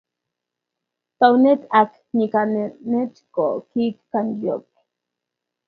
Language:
Kalenjin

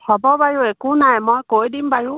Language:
Assamese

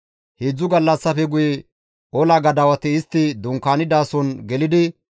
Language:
Gamo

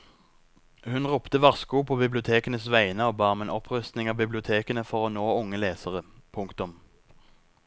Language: Norwegian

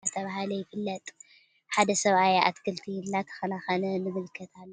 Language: Tigrinya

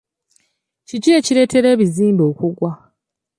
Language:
Ganda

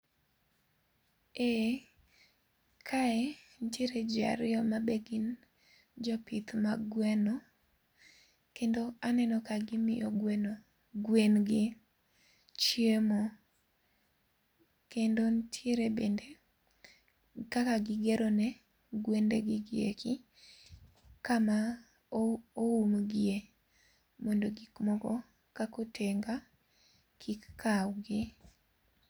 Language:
Luo (Kenya and Tanzania)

